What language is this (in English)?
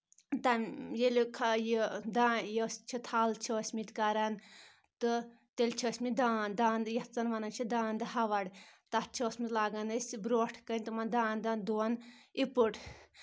Kashmiri